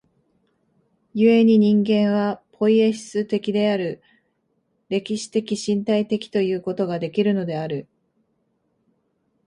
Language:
Japanese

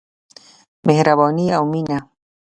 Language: Pashto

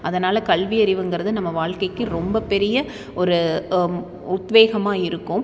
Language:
Tamil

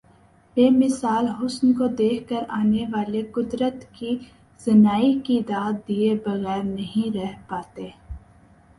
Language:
Urdu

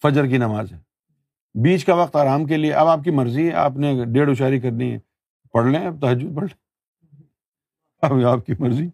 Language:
Urdu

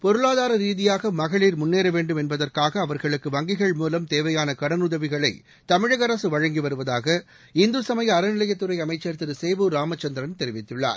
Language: Tamil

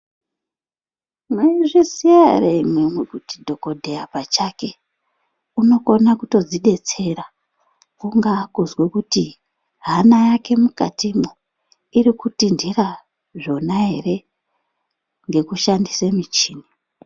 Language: Ndau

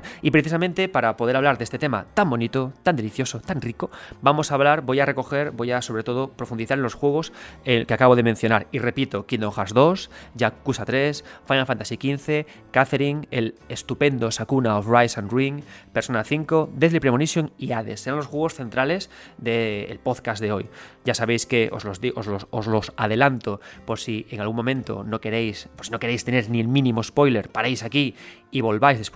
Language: Spanish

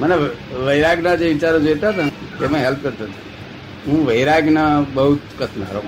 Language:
Gujarati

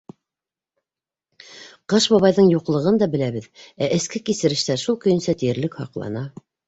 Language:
Bashkir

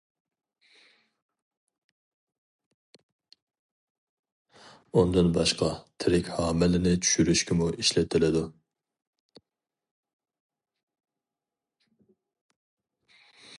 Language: Uyghur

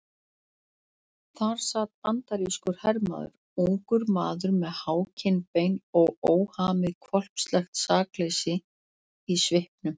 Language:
Icelandic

